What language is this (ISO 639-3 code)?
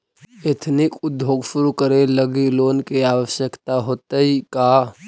mag